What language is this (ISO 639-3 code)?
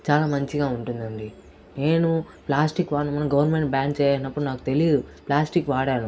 tel